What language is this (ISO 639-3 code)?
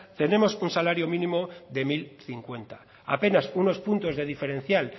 spa